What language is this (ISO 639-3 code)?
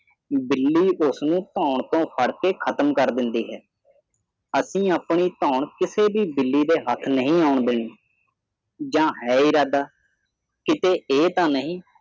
pan